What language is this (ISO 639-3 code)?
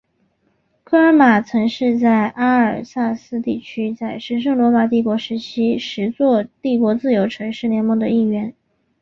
zho